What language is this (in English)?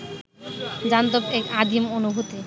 Bangla